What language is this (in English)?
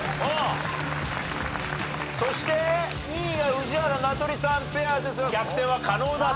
Japanese